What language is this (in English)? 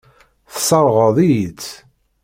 Kabyle